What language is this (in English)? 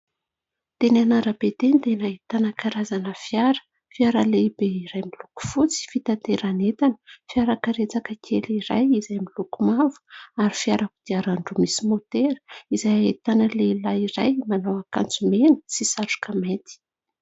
Malagasy